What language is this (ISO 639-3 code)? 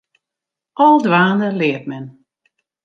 fry